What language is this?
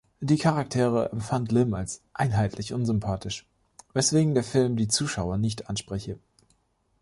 German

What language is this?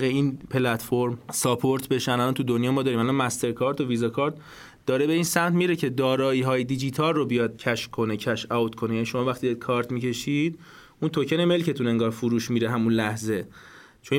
Persian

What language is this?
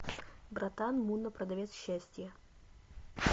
Russian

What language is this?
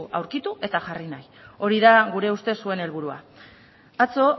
Basque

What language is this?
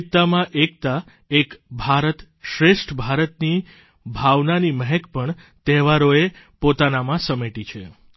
Gujarati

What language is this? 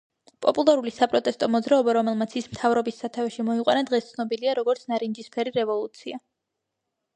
Georgian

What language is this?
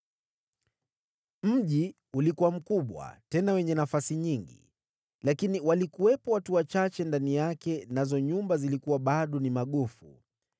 Swahili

